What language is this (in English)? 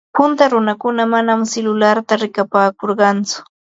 Ambo-Pasco Quechua